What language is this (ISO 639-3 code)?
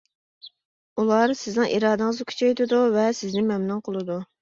uig